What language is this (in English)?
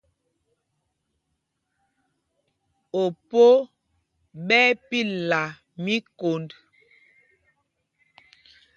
Mpumpong